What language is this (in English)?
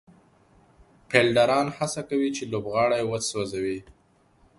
Pashto